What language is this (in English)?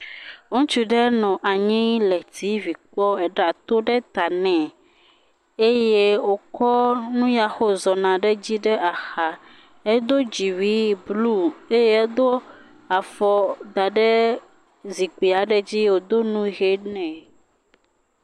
Ewe